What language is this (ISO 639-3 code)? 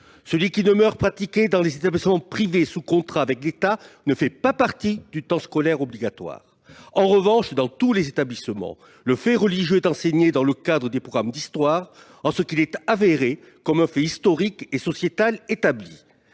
fra